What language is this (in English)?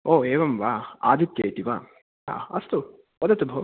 Sanskrit